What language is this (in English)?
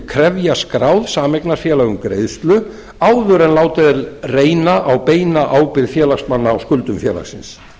Icelandic